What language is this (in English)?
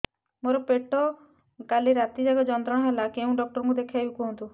Odia